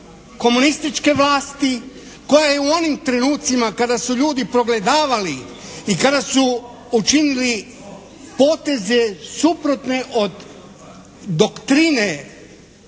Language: Croatian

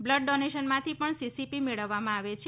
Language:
Gujarati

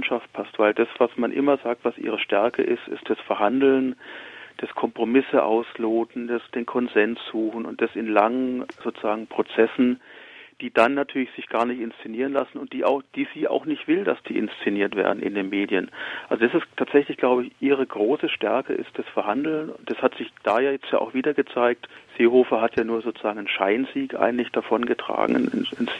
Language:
German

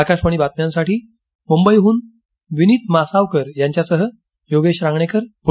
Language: Marathi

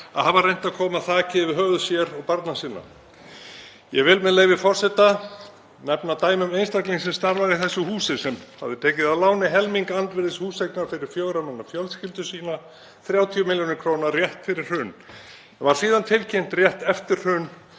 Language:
Icelandic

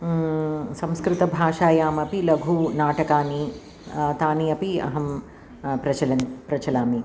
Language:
Sanskrit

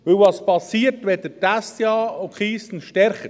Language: Swiss German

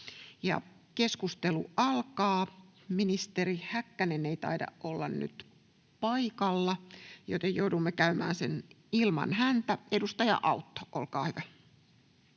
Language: Finnish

